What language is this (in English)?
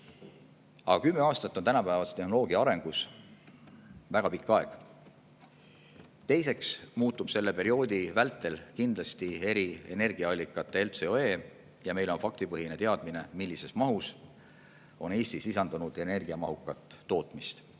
Estonian